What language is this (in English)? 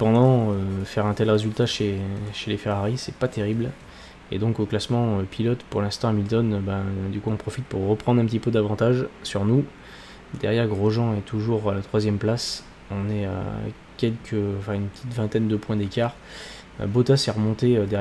French